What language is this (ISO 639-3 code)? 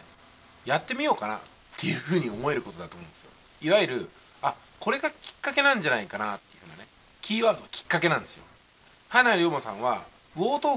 jpn